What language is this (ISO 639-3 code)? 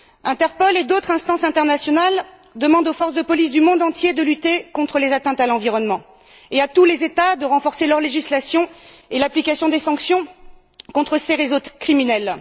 fra